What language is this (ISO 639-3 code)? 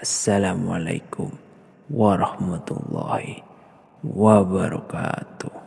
ind